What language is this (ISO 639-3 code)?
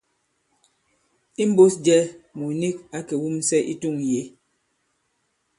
abb